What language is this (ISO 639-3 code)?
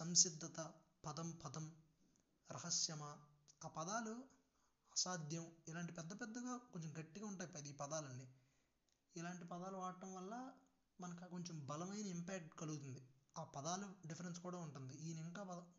tel